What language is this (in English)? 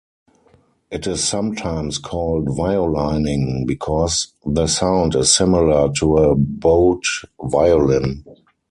English